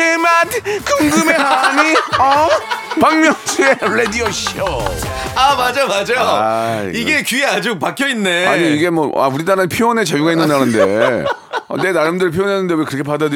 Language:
Korean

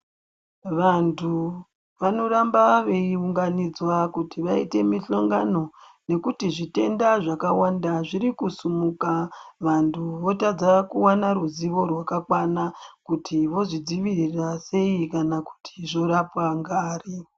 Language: Ndau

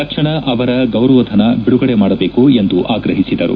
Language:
Kannada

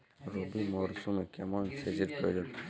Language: Bangla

